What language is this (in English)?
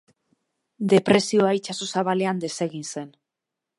Basque